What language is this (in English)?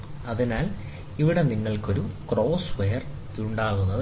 Malayalam